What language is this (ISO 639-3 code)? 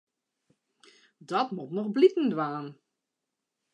fry